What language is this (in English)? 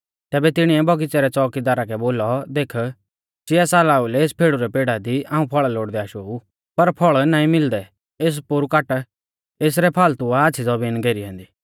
Mahasu Pahari